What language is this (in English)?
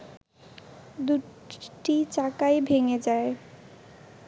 Bangla